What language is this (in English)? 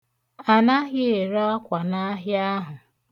Igbo